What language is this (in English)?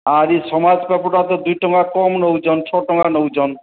Odia